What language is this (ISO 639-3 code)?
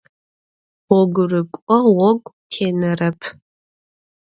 ady